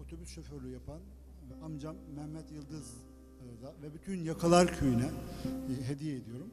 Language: Turkish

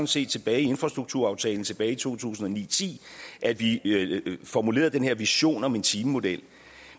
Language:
Danish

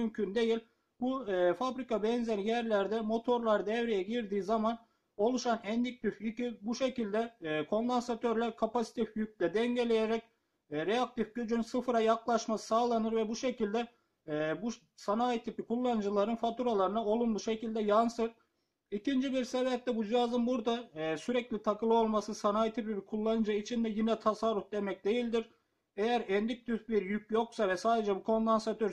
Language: Turkish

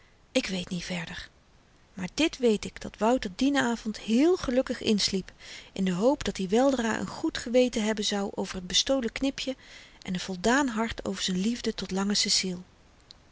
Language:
Dutch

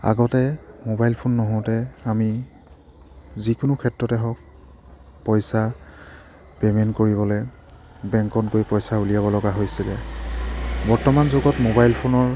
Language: Assamese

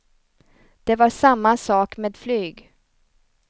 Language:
Swedish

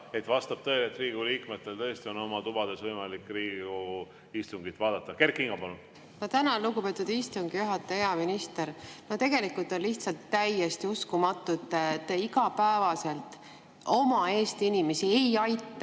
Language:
Estonian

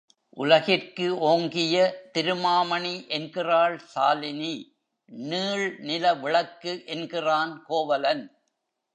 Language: Tamil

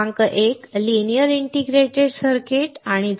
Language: Marathi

